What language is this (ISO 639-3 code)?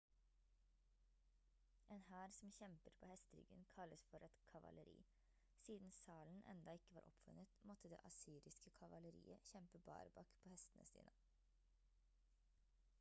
nob